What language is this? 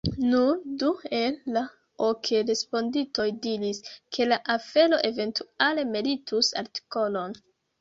Esperanto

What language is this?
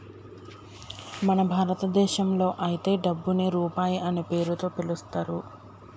Telugu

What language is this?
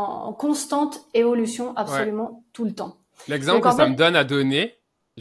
French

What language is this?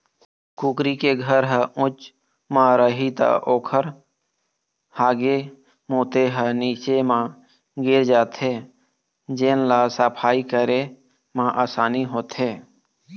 Chhattisgarhi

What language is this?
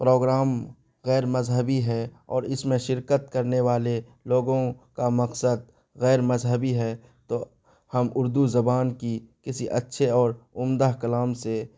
Urdu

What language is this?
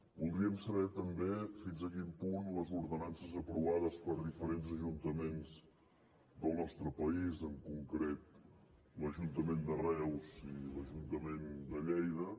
Catalan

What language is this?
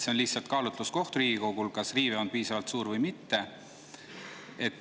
Estonian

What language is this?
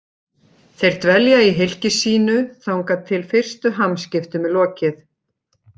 Icelandic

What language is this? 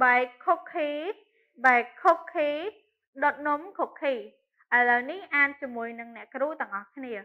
Thai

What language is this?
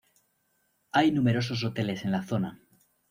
Spanish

